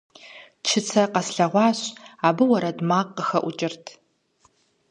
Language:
Kabardian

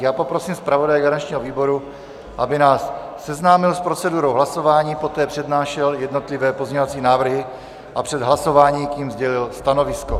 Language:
Czech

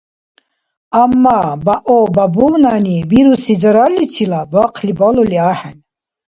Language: Dargwa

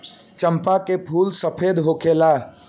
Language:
Bhojpuri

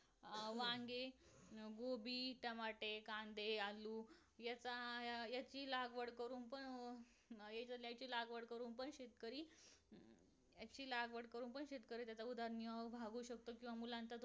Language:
Marathi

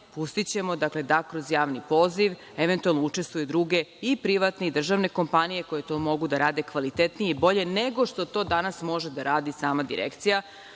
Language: Serbian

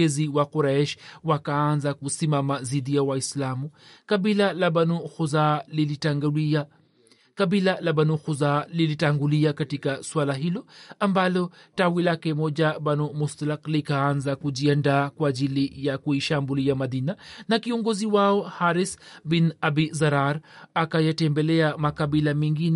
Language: Swahili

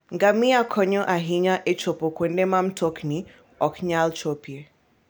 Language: Luo (Kenya and Tanzania)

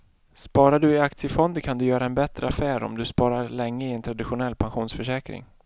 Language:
Swedish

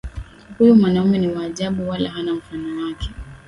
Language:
Swahili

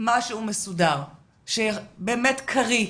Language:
Hebrew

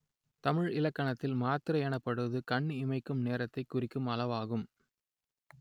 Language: Tamil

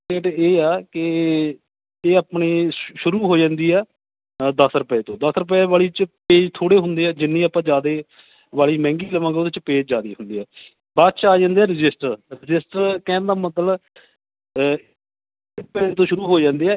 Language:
Punjabi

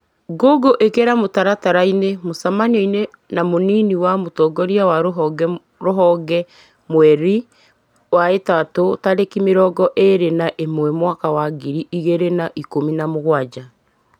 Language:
Kikuyu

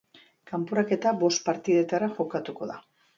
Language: Basque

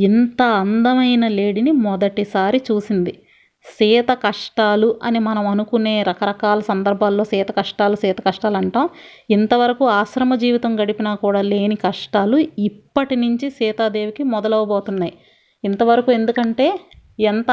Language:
Telugu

